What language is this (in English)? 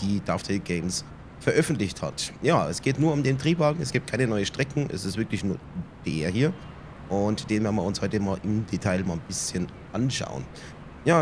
German